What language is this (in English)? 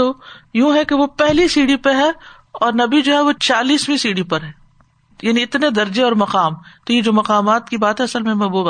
Urdu